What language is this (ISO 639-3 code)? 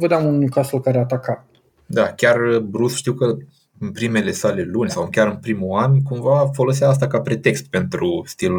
ron